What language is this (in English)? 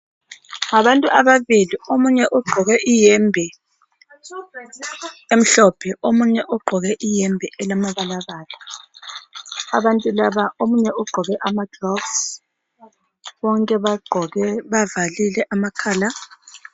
North Ndebele